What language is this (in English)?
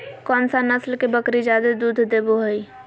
Magahi